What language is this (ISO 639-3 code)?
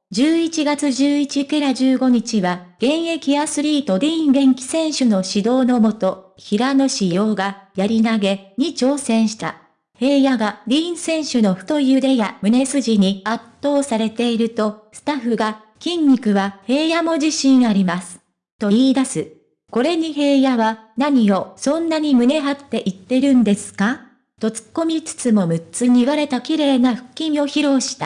jpn